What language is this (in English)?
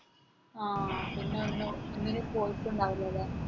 Malayalam